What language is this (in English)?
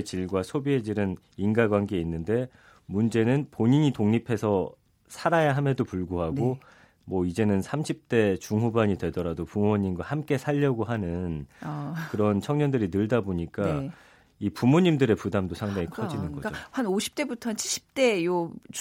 Korean